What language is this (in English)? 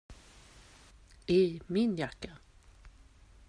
Swedish